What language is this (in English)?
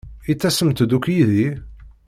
Kabyle